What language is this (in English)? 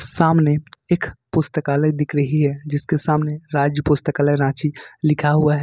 Hindi